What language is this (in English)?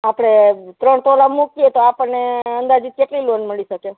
Gujarati